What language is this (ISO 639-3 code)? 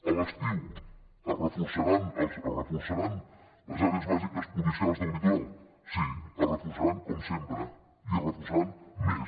cat